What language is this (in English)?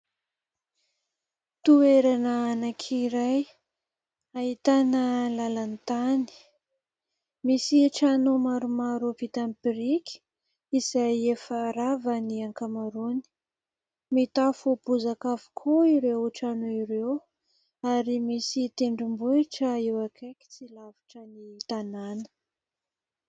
Malagasy